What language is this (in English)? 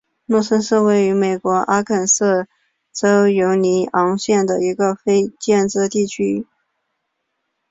Chinese